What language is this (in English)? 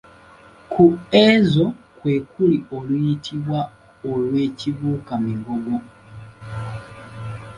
Ganda